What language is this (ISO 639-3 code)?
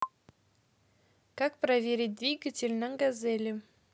rus